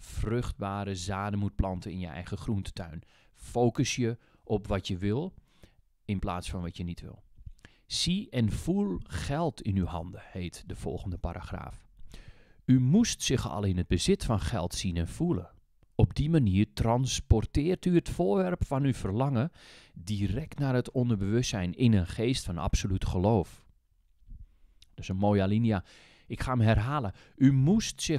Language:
Dutch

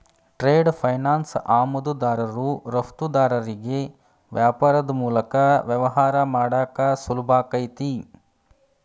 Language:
Kannada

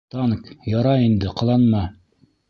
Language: Bashkir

